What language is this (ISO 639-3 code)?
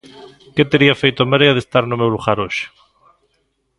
glg